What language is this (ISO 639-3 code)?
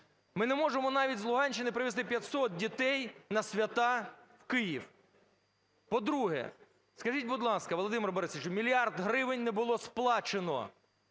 ukr